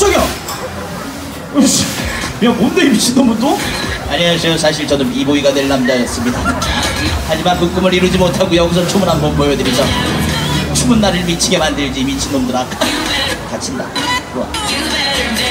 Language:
Korean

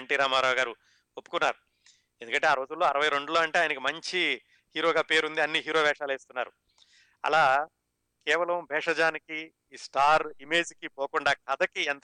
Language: Telugu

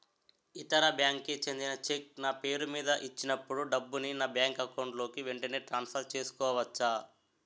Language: Telugu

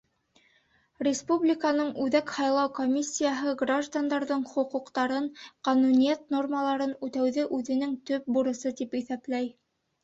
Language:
Bashkir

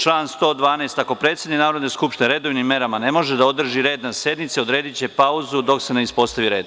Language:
Serbian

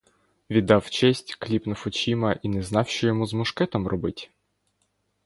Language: Ukrainian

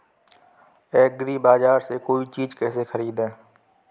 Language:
Hindi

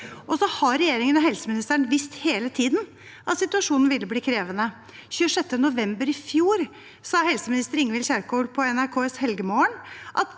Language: Norwegian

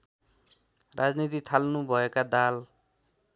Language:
Nepali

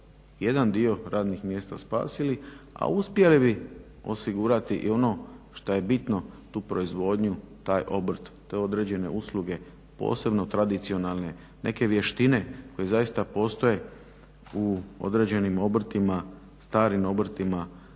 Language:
Croatian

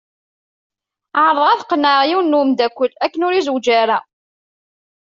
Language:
Kabyle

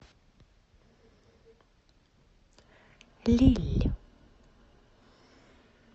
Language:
Russian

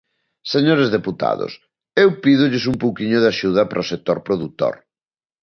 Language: Galician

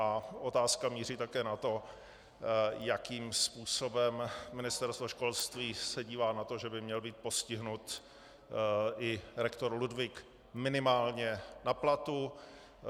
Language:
Czech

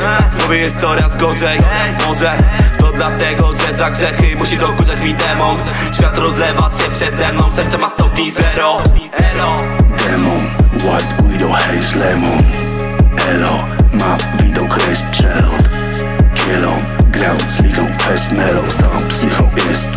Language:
Polish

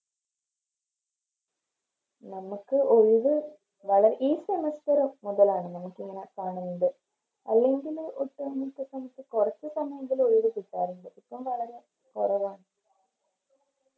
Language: Malayalam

